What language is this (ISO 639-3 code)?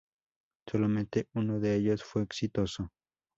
spa